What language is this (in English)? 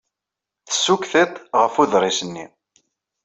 Kabyle